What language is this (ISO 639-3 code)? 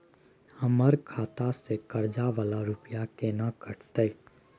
mai